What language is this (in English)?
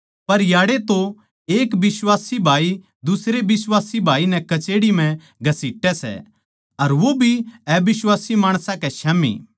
Haryanvi